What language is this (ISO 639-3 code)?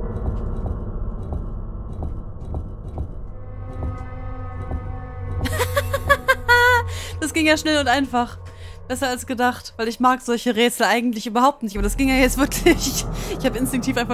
deu